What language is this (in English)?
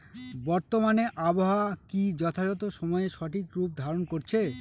Bangla